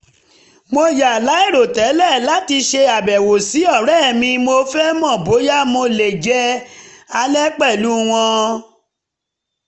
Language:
Yoruba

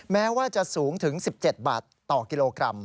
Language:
Thai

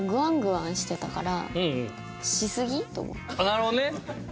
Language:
Japanese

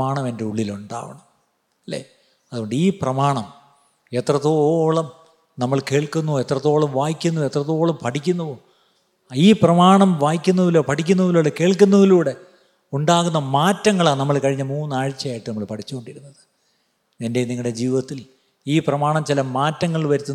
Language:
Malayalam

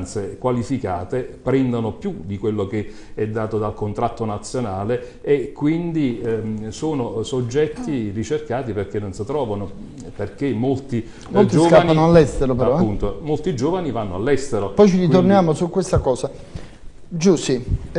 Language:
Italian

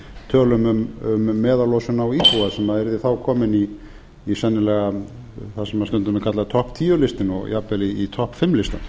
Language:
Icelandic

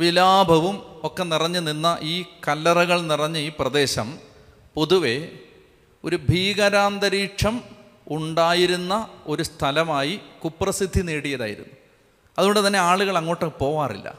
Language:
Malayalam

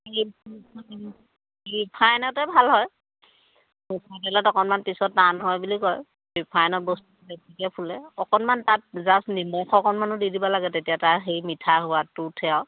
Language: Assamese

